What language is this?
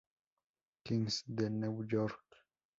Spanish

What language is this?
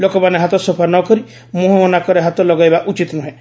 Odia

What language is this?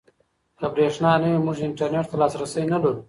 Pashto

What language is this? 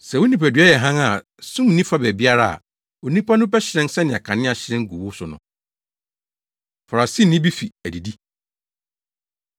Akan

